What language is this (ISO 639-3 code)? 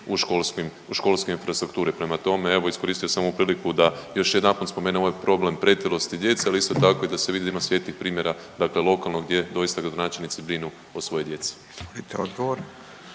hrv